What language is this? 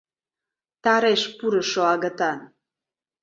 Mari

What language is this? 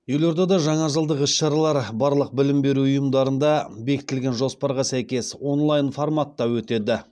Kazakh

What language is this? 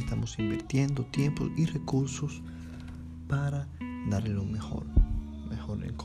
Spanish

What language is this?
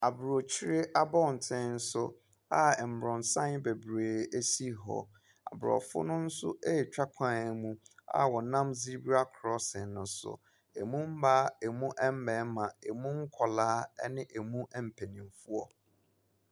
Akan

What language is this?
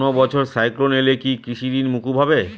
Bangla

